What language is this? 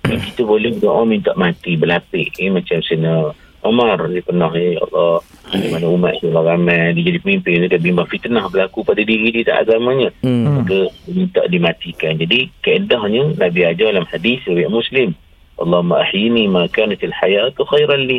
Malay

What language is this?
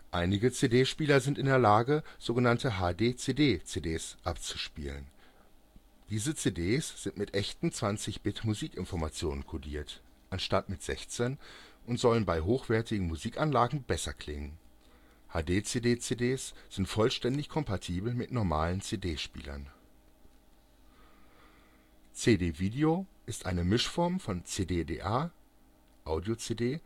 German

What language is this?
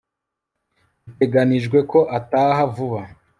Kinyarwanda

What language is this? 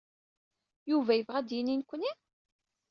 Kabyle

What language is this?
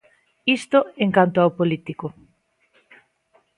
Galician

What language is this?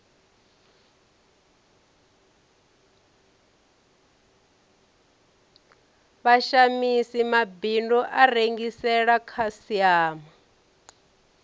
Venda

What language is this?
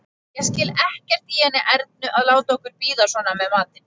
Icelandic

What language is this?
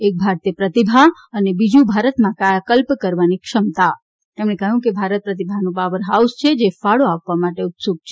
Gujarati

